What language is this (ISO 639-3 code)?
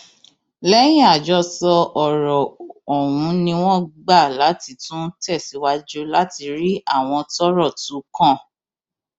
yor